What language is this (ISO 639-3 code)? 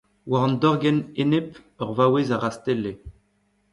bre